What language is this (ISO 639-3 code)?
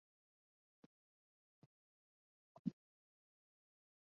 zho